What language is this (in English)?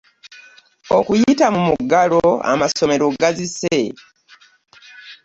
Ganda